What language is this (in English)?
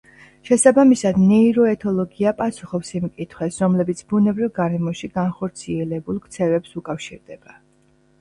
Georgian